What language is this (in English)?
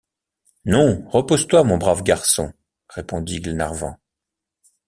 French